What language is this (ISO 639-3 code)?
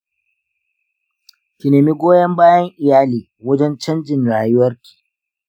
hau